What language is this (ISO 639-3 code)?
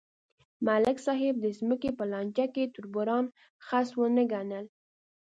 pus